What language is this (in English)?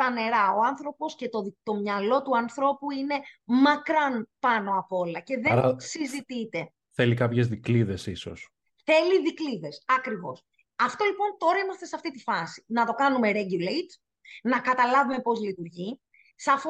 Greek